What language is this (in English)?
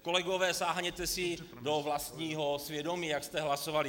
Czech